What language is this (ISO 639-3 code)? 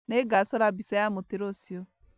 kik